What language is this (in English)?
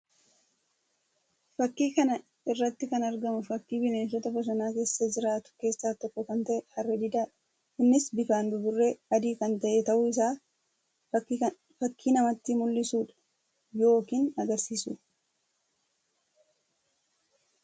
Oromo